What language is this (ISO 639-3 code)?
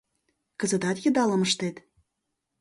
chm